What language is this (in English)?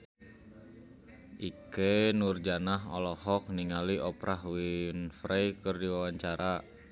Sundanese